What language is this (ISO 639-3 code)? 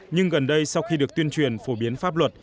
vie